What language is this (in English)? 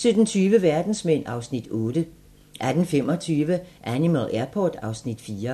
Danish